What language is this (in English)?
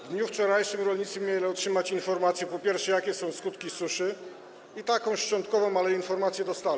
Polish